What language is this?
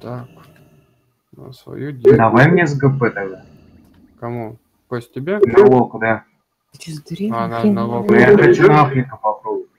Russian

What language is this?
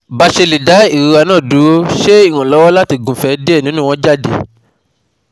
Yoruba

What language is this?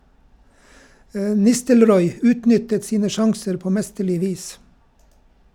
Norwegian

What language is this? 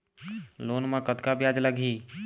Chhattisgarhi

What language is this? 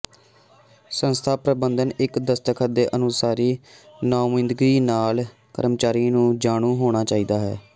Punjabi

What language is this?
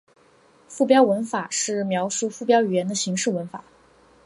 Chinese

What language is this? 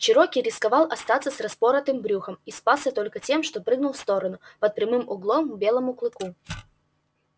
Russian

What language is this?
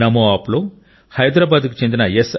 Telugu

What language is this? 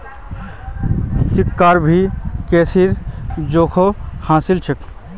Magahi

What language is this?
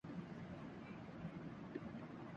Urdu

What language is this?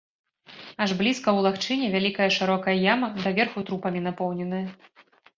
Belarusian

